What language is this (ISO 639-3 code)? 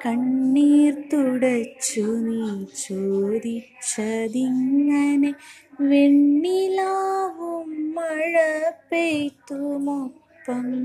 mal